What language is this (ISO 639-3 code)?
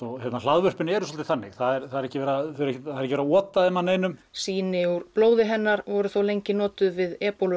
isl